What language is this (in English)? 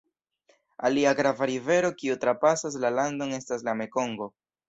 Esperanto